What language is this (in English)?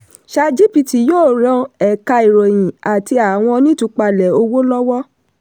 Yoruba